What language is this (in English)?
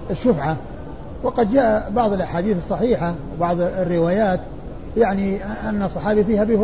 Arabic